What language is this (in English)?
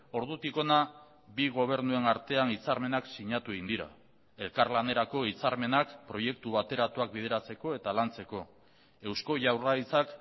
Basque